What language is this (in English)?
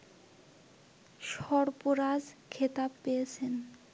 Bangla